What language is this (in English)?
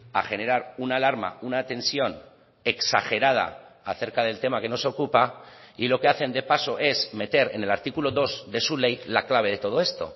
Spanish